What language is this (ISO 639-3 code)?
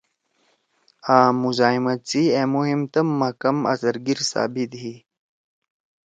trw